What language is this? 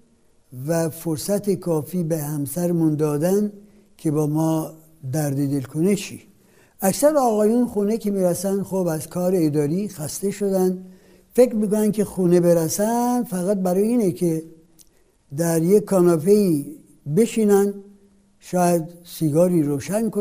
Persian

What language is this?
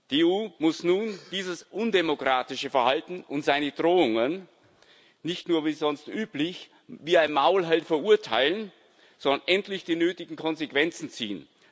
German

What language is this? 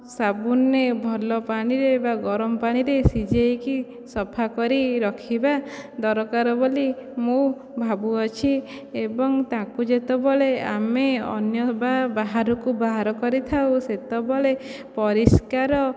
Odia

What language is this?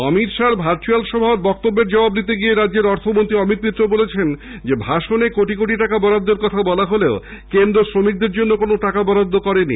Bangla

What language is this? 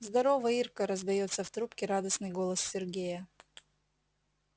Russian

